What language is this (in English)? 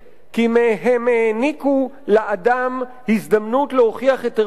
Hebrew